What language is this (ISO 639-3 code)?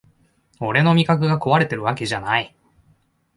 jpn